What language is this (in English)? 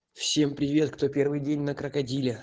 Russian